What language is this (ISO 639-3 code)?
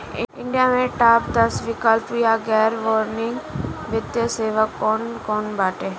bho